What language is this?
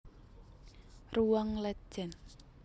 Javanese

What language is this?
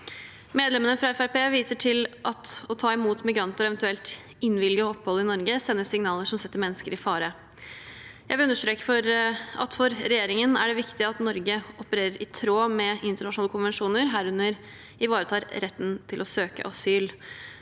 Norwegian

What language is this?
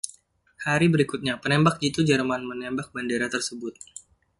Indonesian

